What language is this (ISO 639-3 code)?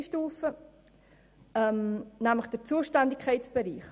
gsw